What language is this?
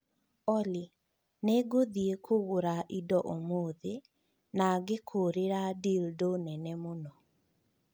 Kikuyu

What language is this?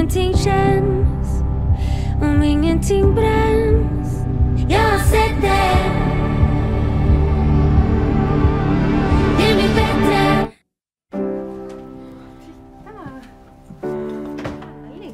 Swedish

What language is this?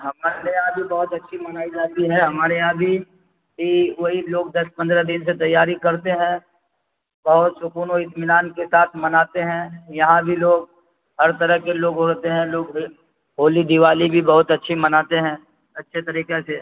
Urdu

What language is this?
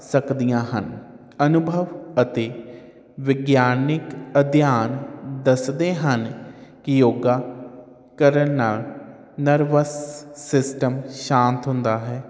Punjabi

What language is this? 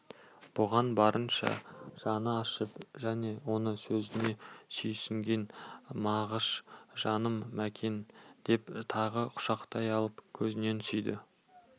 Kazakh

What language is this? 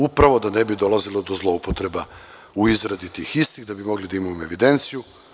Serbian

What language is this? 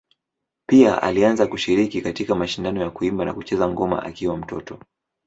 Swahili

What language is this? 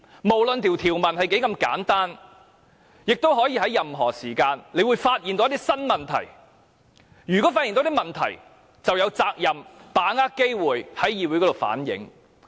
Cantonese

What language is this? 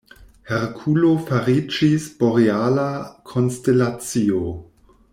Esperanto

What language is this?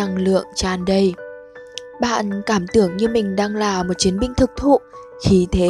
Vietnamese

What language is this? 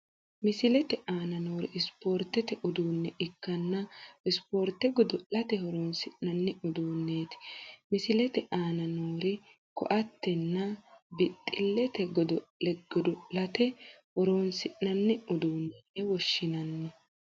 Sidamo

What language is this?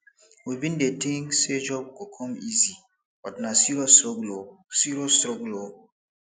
Nigerian Pidgin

